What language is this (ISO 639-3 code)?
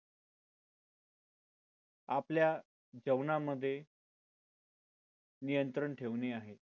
mar